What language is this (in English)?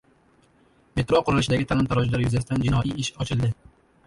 Uzbek